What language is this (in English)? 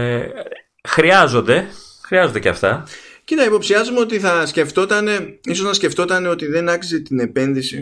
Greek